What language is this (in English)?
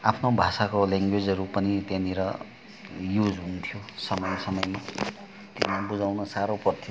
Nepali